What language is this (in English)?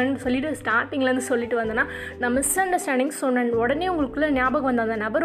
Tamil